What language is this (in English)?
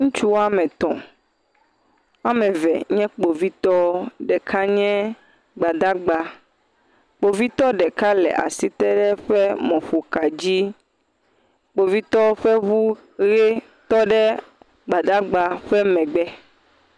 Ewe